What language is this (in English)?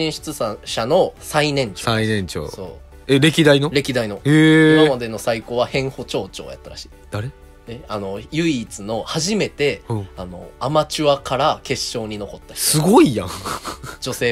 Japanese